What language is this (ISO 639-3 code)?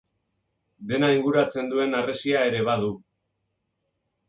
eus